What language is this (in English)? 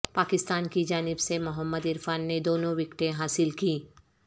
Urdu